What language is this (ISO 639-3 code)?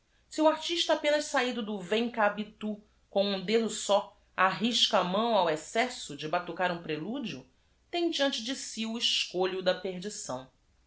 por